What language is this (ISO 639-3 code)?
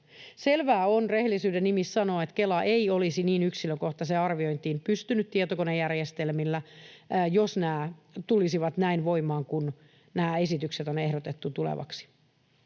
fin